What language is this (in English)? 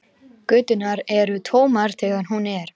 Icelandic